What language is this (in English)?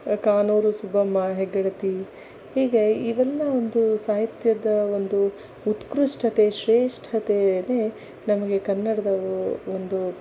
Kannada